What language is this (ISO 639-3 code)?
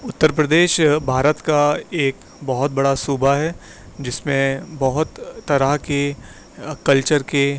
urd